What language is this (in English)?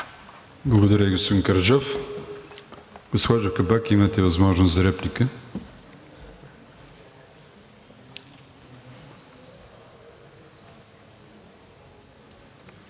Bulgarian